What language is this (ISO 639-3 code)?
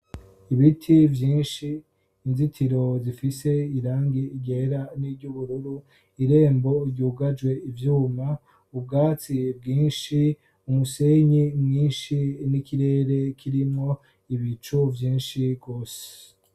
run